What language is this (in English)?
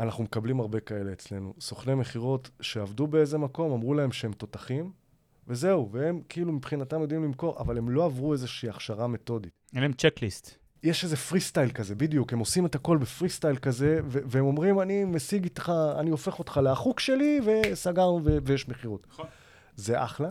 Hebrew